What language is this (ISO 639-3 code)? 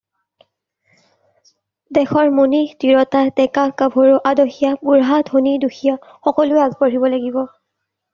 asm